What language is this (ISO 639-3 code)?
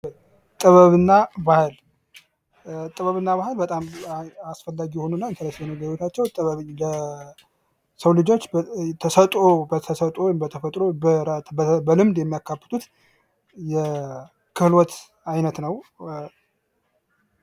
amh